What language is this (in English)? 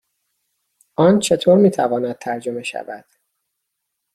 Persian